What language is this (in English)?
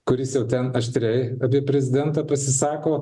Lithuanian